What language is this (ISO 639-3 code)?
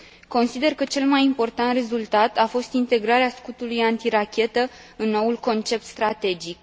ron